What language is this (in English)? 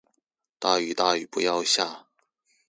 Chinese